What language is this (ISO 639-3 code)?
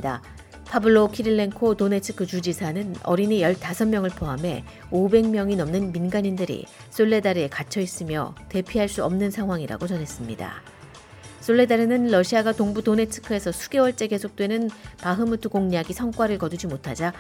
kor